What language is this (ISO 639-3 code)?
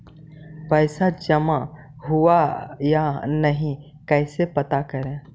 mag